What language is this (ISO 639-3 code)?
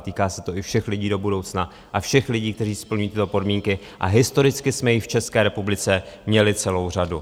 ces